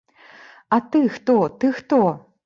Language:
Belarusian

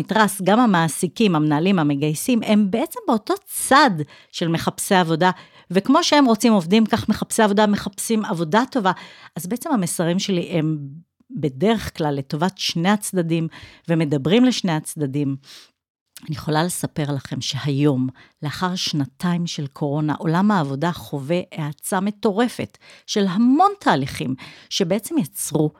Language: Hebrew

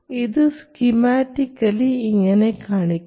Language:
Malayalam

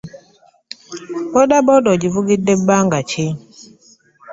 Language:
Ganda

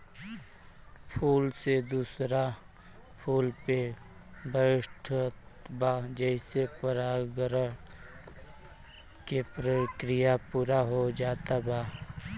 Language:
Bhojpuri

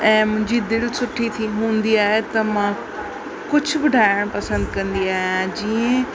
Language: Sindhi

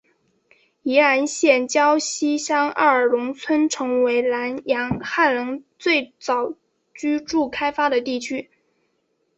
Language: Chinese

